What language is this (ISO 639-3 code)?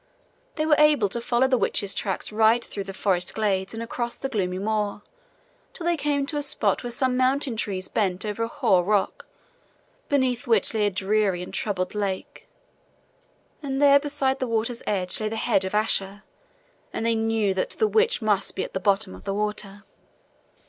eng